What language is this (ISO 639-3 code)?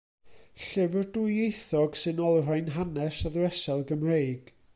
cym